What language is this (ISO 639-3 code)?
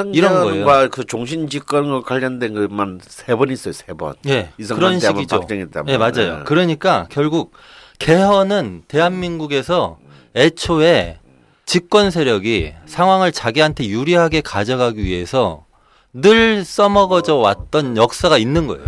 kor